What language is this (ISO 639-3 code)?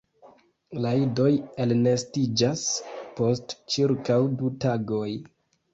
epo